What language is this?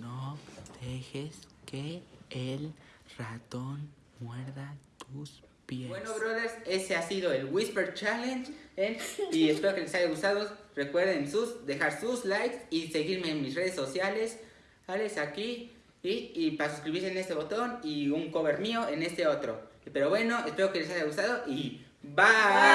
Spanish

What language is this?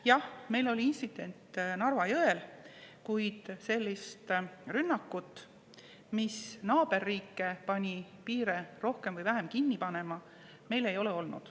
Estonian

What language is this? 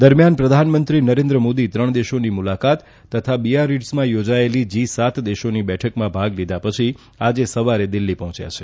Gujarati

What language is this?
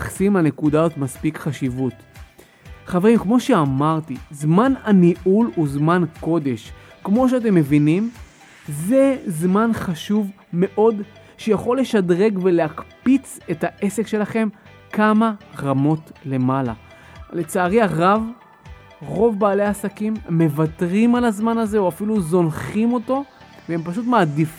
Hebrew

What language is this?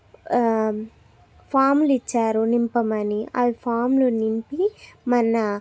Telugu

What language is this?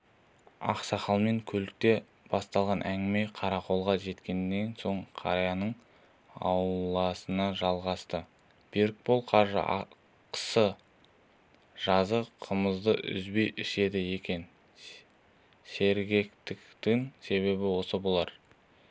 Kazakh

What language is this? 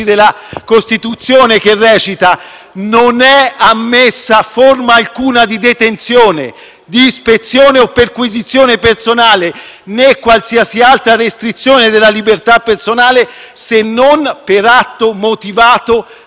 Italian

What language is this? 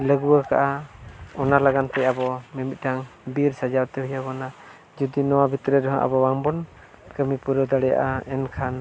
Santali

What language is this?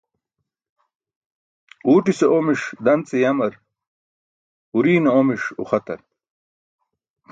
Burushaski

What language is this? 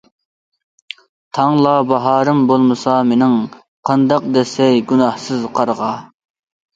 Uyghur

